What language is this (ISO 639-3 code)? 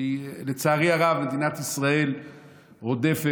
heb